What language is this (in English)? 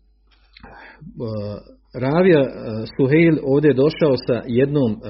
Croatian